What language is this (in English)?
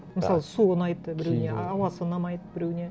Kazakh